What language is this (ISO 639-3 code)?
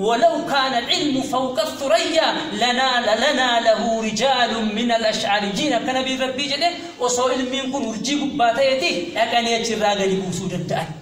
ara